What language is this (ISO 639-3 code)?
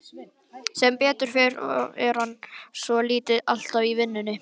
isl